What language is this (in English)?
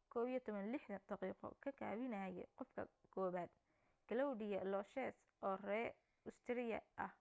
Somali